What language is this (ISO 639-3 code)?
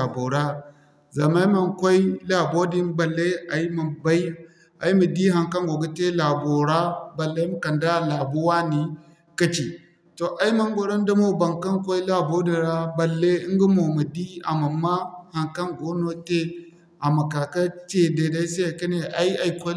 dje